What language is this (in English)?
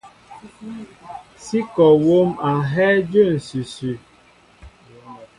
Mbo (Cameroon)